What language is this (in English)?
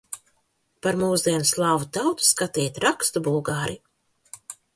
Latvian